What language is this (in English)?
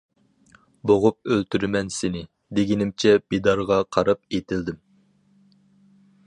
Uyghur